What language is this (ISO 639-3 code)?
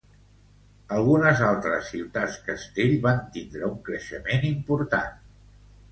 cat